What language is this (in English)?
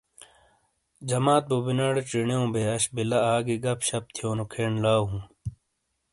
Shina